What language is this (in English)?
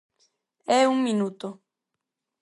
Galician